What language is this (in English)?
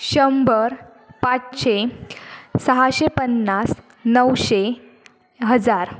Marathi